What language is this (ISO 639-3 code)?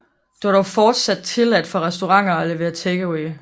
dan